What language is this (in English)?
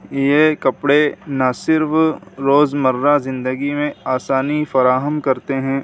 Urdu